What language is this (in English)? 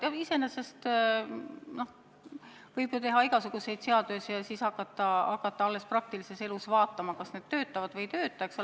Estonian